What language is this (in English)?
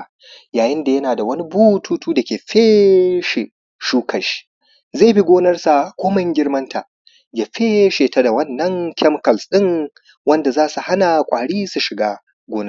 Hausa